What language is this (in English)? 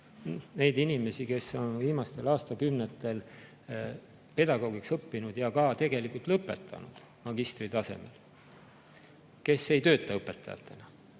Estonian